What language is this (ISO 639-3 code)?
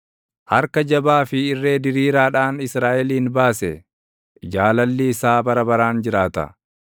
orm